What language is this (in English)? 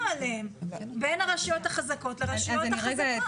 Hebrew